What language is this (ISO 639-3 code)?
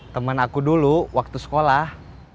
ind